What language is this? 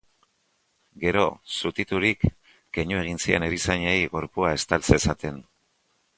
Basque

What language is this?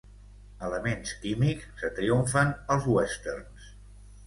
Catalan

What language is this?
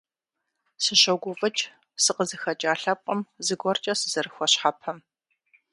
Kabardian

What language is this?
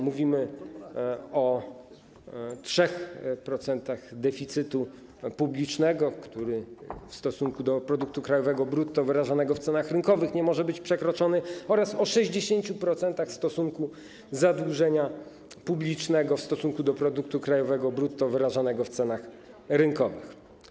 Polish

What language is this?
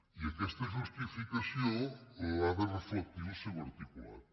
Catalan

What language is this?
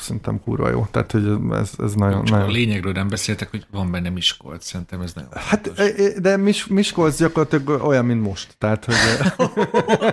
Hungarian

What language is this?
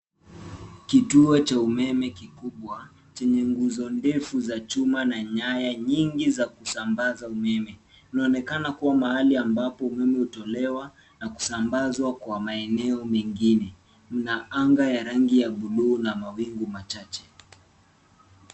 Swahili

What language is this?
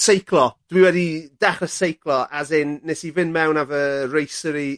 Welsh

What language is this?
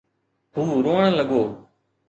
Sindhi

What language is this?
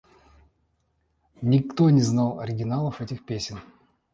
Russian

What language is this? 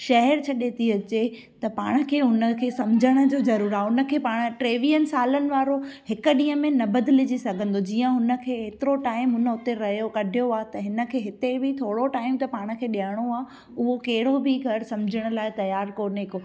Sindhi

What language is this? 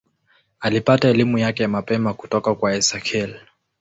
Swahili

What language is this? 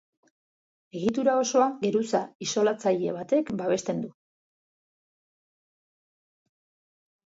Basque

